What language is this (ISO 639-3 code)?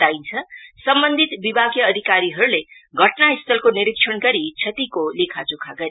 nep